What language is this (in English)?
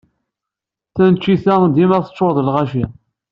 Kabyle